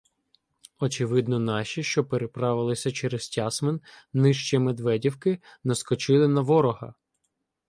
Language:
Ukrainian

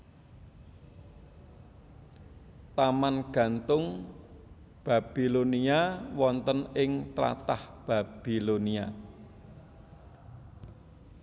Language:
Javanese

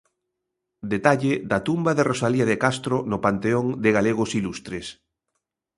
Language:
Galician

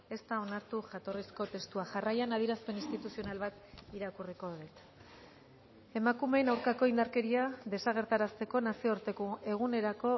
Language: Basque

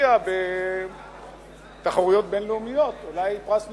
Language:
Hebrew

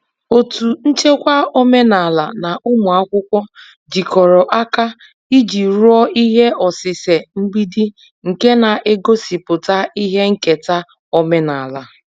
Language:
Igbo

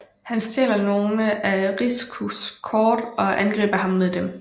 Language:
Danish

